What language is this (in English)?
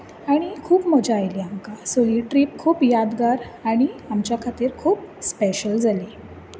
Konkani